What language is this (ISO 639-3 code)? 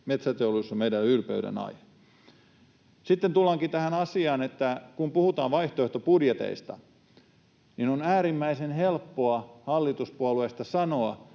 fin